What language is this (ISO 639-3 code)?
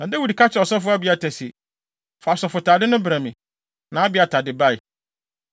aka